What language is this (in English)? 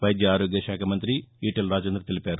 Telugu